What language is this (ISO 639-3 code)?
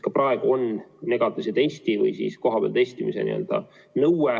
est